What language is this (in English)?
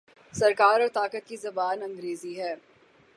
Urdu